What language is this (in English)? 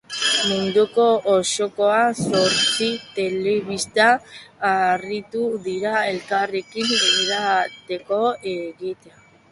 Basque